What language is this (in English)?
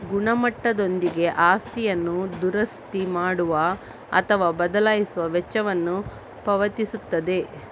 Kannada